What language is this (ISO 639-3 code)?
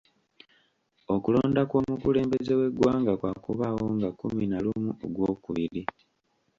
lug